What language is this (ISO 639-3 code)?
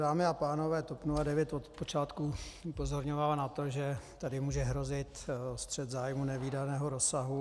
ces